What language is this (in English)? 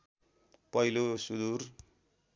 Nepali